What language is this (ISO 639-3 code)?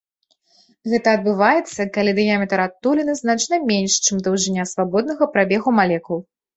bel